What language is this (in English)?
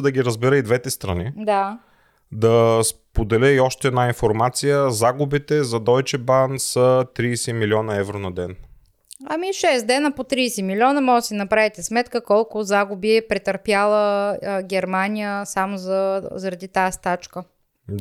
Bulgarian